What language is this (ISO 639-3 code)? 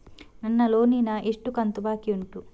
kan